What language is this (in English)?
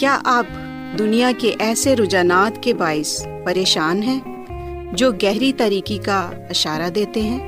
Urdu